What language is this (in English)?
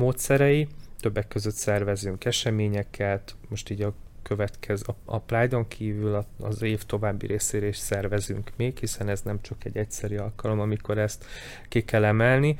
Hungarian